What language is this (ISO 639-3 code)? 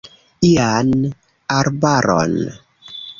epo